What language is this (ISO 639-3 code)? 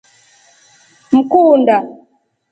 rof